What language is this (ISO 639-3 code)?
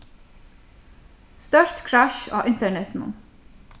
fao